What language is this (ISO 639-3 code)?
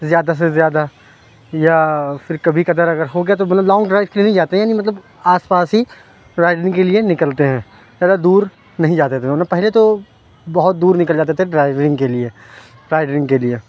urd